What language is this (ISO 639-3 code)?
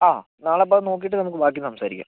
mal